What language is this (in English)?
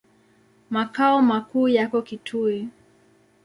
Swahili